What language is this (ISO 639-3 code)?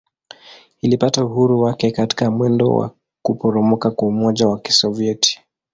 swa